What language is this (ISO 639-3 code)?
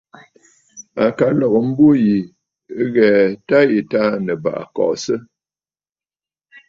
bfd